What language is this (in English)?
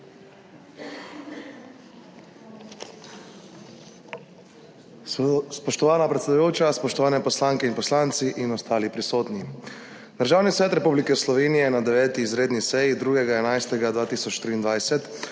Slovenian